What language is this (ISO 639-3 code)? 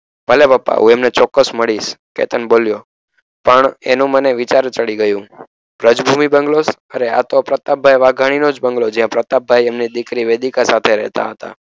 guj